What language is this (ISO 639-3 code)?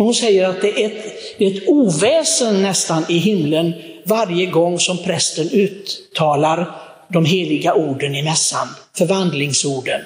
swe